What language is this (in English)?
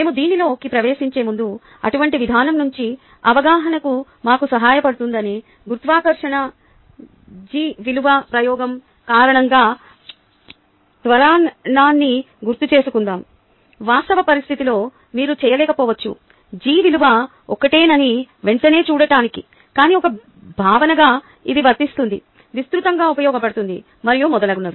Telugu